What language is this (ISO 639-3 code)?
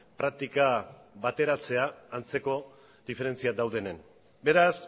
eus